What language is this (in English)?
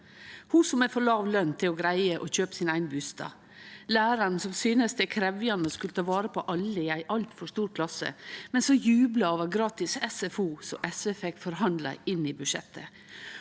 Norwegian